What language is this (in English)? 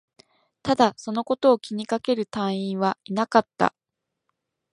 Japanese